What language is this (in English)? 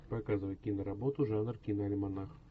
Russian